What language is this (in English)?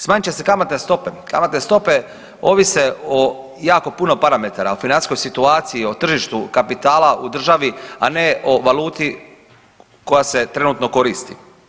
Croatian